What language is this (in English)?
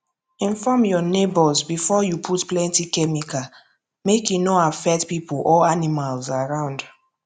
Nigerian Pidgin